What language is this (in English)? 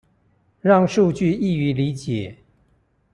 Chinese